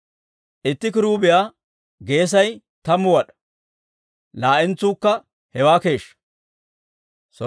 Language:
Dawro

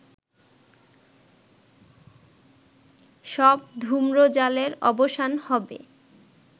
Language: Bangla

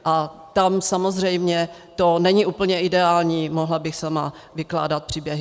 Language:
Czech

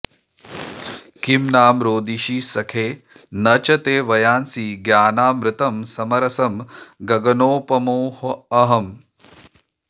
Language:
Sanskrit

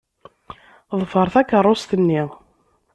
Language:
Kabyle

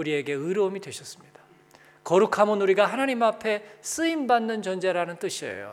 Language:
Korean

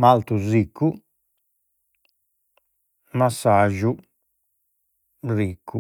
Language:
Sardinian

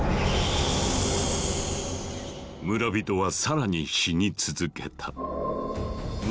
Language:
Japanese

